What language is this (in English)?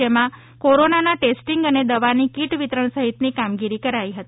Gujarati